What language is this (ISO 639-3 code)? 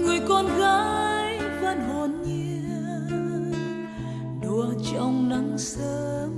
vie